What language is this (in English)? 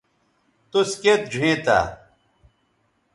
Bateri